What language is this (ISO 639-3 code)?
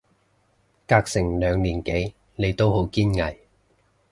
yue